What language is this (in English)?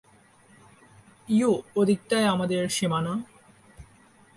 Bangla